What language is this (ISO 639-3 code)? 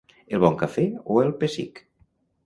cat